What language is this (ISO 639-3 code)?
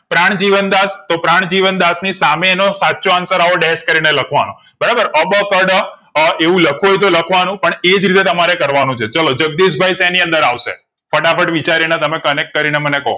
guj